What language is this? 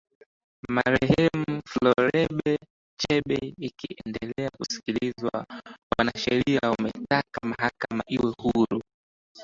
Swahili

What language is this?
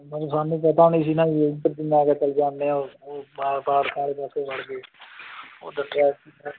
Punjabi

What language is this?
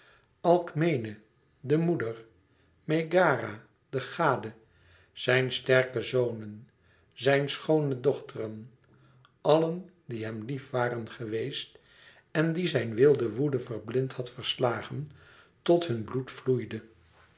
Dutch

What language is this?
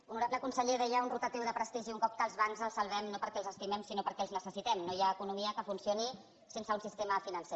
Catalan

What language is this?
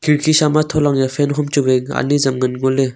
Wancho Naga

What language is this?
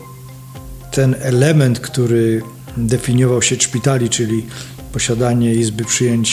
Polish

